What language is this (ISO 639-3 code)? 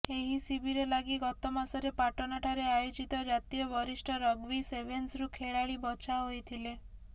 ori